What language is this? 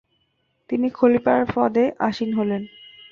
Bangla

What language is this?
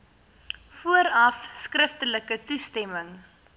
Afrikaans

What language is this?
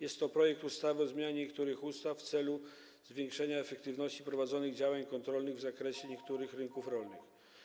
Polish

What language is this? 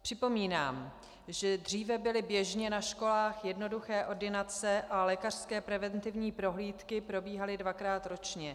Czech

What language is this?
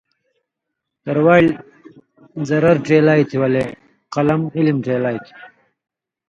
Indus Kohistani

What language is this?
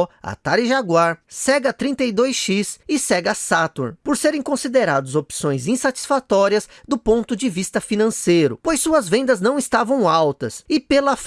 Portuguese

